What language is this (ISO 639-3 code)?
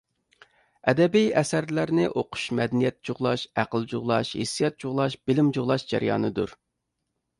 uig